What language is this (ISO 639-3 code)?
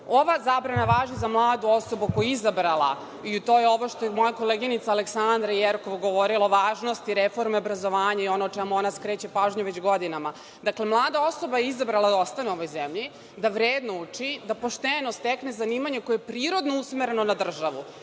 srp